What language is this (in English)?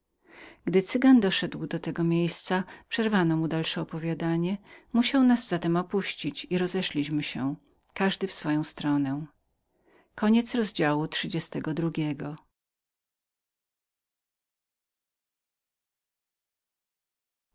Polish